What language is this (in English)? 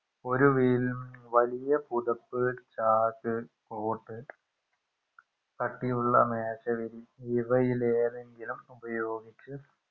Malayalam